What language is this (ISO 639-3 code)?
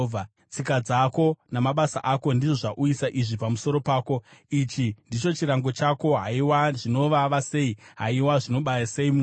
sna